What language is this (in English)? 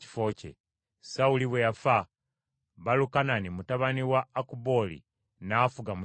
Ganda